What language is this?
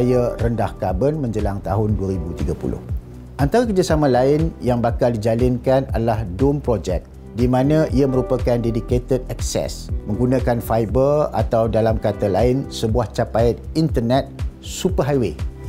Malay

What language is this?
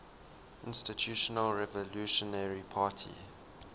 English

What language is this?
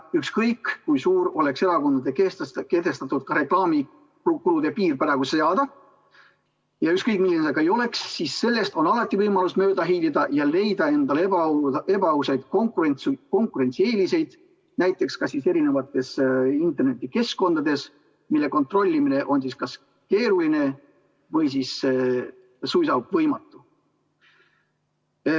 Estonian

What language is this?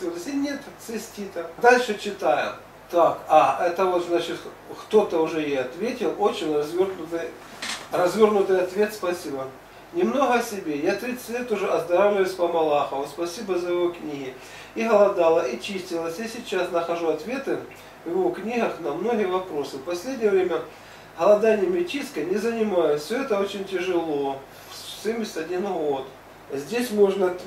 Russian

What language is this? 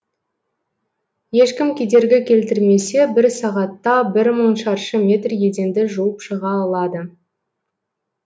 Kazakh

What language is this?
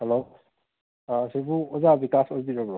Manipuri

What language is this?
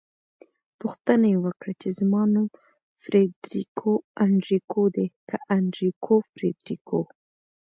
Pashto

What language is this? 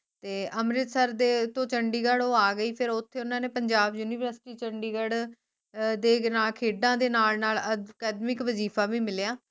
Punjabi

